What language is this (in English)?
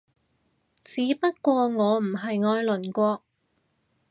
Cantonese